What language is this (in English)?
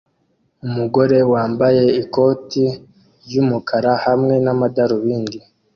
Kinyarwanda